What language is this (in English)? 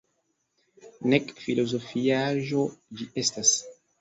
Esperanto